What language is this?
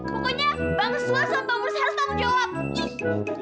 Indonesian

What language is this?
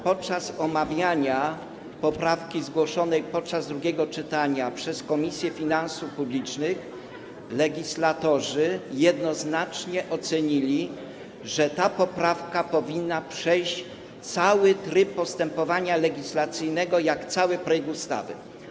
Polish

